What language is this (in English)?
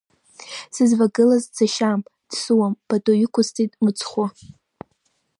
Abkhazian